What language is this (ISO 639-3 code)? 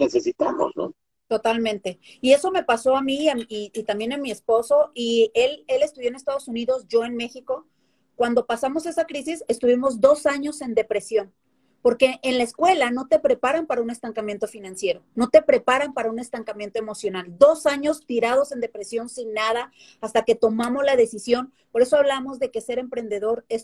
spa